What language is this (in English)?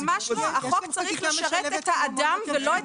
Hebrew